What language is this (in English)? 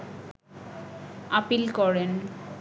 Bangla